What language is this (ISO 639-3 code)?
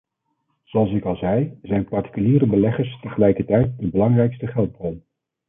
nld